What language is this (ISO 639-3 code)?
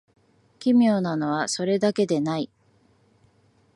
jpn